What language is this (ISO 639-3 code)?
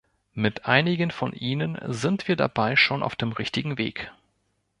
deu